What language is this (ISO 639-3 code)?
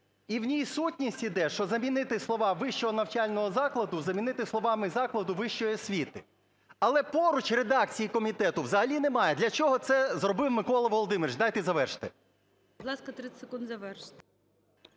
ukr